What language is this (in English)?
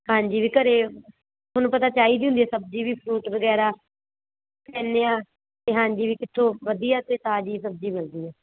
Punjabi